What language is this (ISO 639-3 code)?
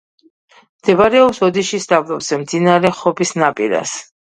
kat